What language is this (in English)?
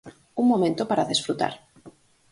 Galician